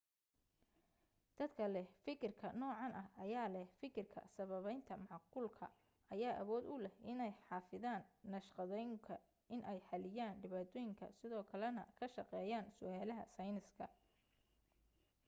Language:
Somali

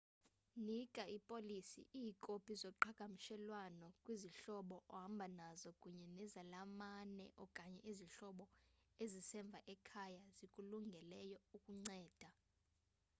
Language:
Xhosa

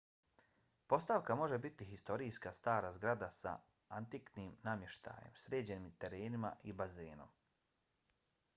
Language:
Bosnian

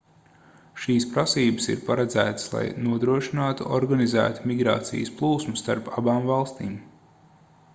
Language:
Latvian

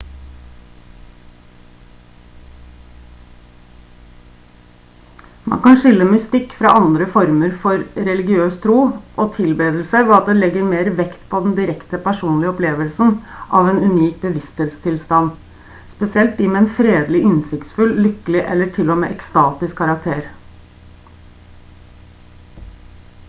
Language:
Norwegian Bokmål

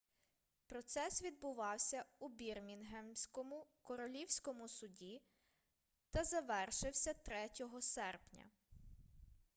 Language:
Ukrainian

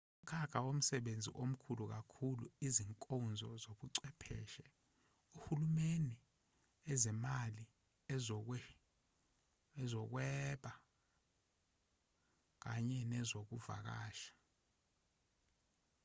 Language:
Zulu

